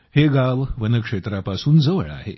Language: Marathi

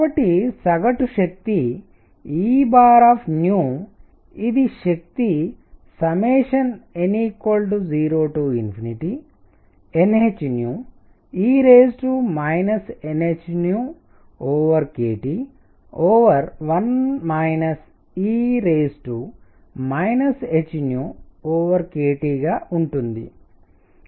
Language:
Telugu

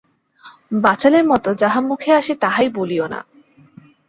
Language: Bangla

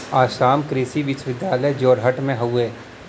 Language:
Bhojpuri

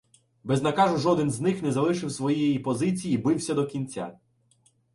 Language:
Ukrainian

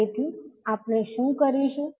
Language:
Gujarati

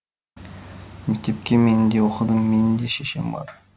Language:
Kazakh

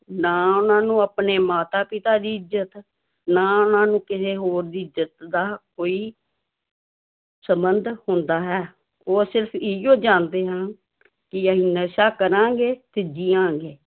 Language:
Punjabi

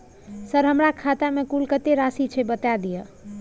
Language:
Maithili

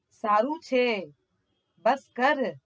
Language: Gujarati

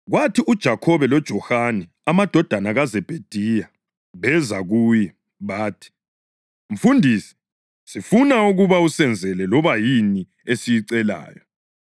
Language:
North Ndebele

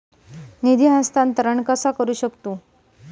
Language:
Marathi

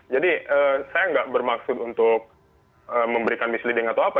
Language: Indonesian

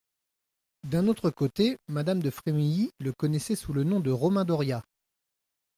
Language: French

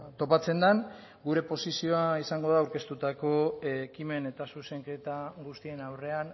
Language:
Basque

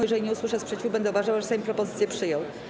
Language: Polish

